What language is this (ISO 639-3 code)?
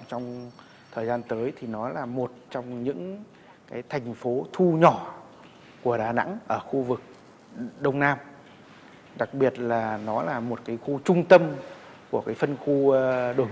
vie